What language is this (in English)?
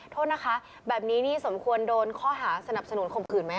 Thai